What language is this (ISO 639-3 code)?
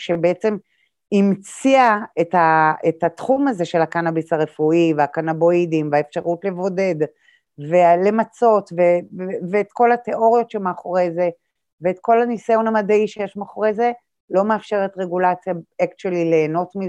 heb